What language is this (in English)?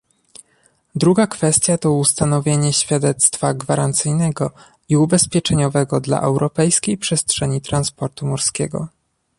Polish